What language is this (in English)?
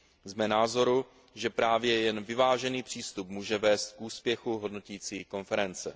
Czech